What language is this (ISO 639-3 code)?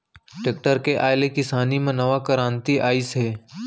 hne